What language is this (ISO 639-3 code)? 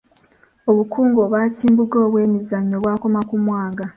lug